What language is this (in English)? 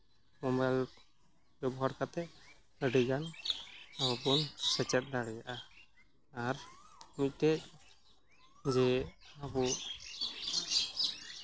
Santali